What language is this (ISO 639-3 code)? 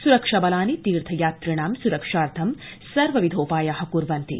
san